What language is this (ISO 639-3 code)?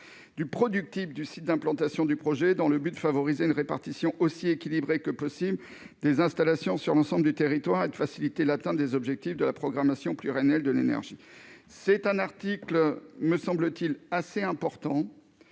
fra